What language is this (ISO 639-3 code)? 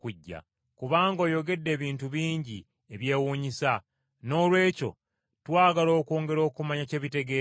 lug